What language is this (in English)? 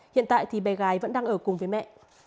Vietnamese